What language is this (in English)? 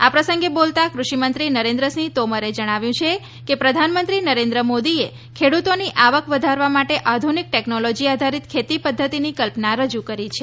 Gujarati